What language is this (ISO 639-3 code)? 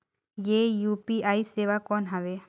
hne